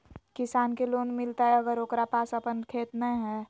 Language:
Magahi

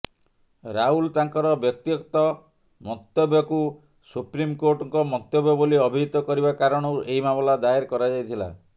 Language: Odia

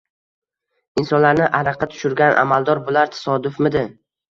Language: Uzbek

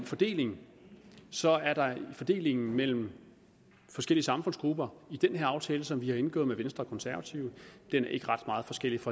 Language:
Danish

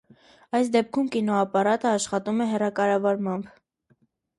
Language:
Armenian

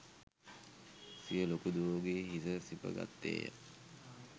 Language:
Sinhala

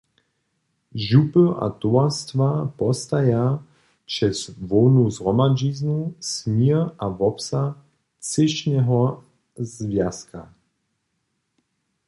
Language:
Upper Sorbian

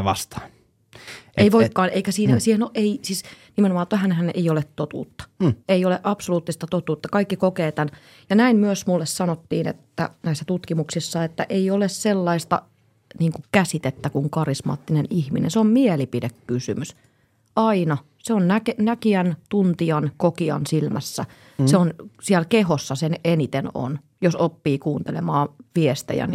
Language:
Finnish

